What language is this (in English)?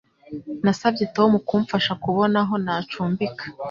Kinyarwanda